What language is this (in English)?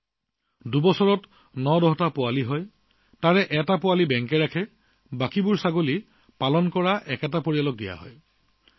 Assamese